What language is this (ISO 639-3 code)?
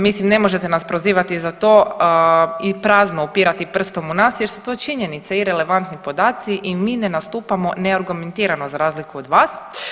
hrv